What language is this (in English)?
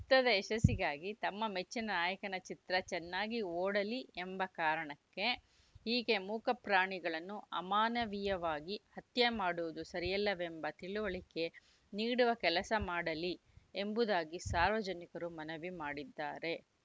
Kannada